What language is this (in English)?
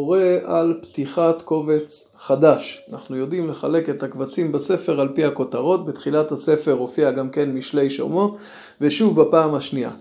Hebrew